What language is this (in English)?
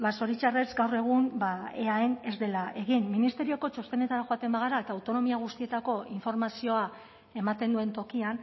Basque